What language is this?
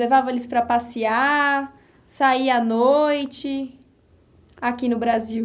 Portuguese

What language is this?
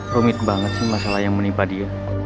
Indonesian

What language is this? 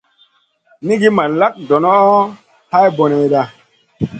Masana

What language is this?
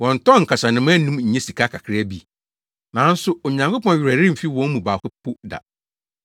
Akan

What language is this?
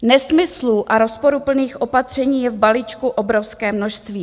Czech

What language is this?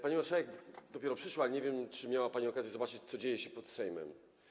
Polish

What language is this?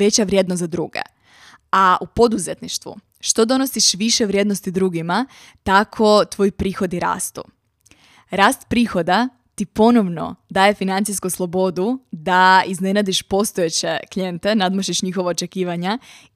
Croatian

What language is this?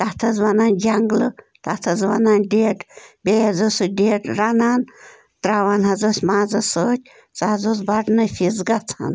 Kashmiri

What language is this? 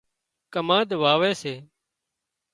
Wadiyara Koli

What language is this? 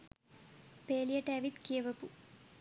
Sinhala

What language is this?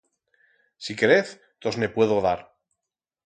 Aragonese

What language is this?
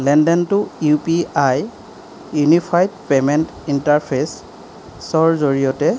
Assamese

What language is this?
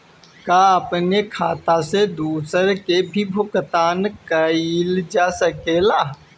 Bhojpuri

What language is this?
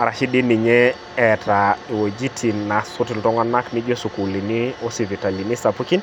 Masai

